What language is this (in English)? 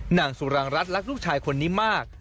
Thai